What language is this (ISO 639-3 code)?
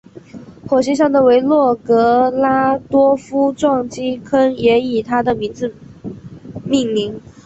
zho